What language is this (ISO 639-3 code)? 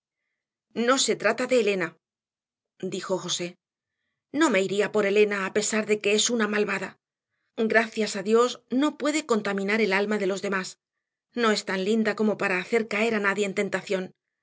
spa